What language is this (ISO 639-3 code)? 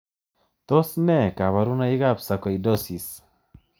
kln